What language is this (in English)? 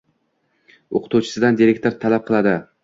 Uzbek